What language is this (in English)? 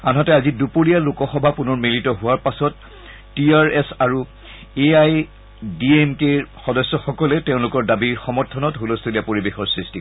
Assamese